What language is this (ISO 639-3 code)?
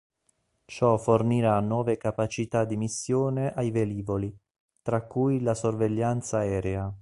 ita